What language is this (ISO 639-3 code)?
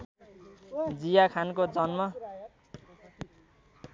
nep